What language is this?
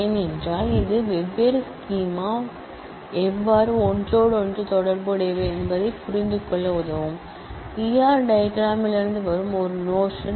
Tamil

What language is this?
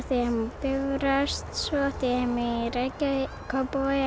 Icelandic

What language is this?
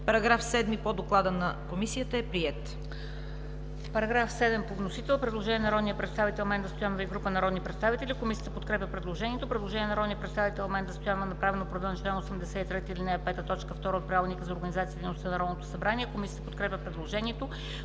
Bulgarian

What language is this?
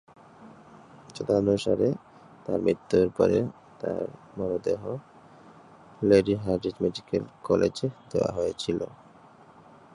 Bangla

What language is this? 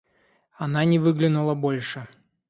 Russian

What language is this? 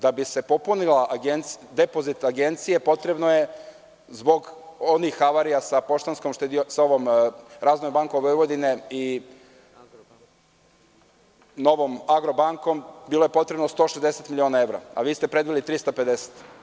Serbian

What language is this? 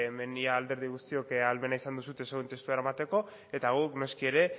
Basque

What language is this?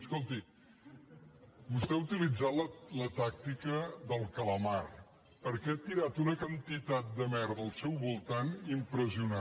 Catalan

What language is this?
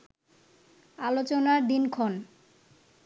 Bangla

